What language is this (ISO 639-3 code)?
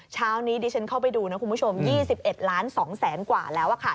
tha